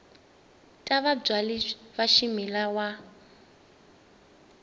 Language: Tsonga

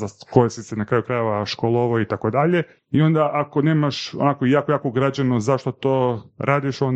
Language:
Croatian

